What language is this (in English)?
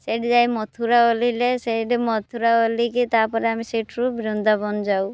Odia